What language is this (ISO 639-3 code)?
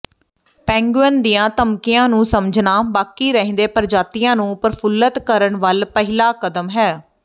pan